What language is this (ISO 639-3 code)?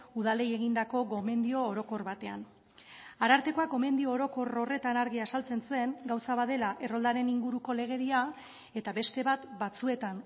eus